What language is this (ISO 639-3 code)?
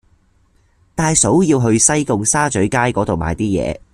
yue